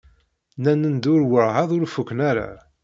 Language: Kabyle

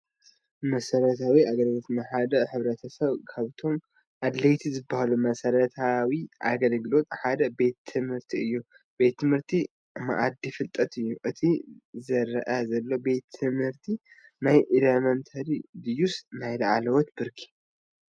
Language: Tigrinya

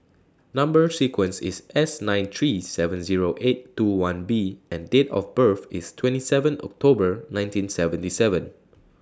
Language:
English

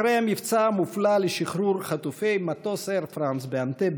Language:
Hebrew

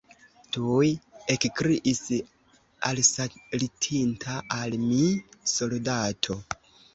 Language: Esperanto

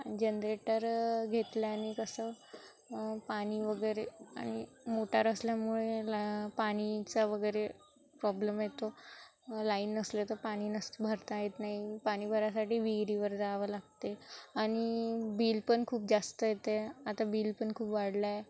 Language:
Marathi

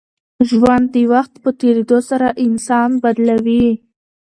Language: Pashto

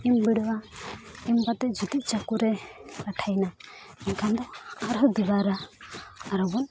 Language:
Santali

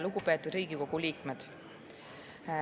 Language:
Estonian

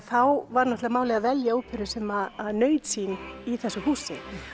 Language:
Icelandic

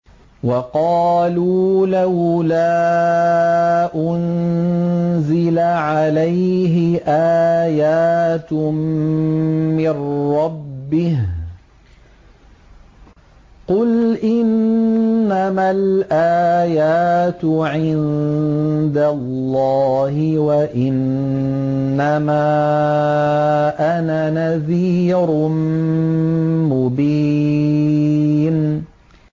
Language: Arabic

